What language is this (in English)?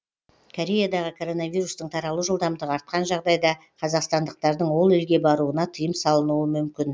Kazakh